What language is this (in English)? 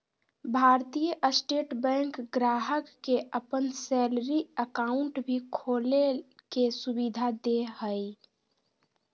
Magahi